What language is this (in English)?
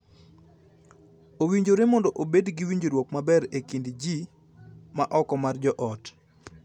Luo (Kenya and Tanzania)